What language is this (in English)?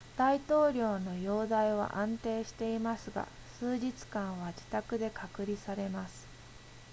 Japanese